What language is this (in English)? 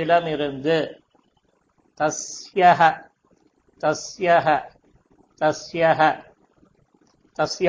Tamil